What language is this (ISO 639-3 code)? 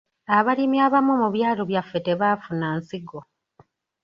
lug